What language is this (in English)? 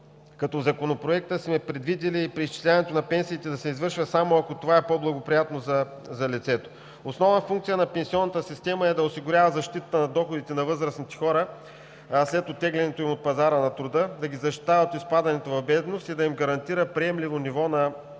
Bulgarian